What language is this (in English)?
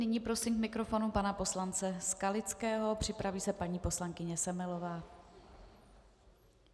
Czech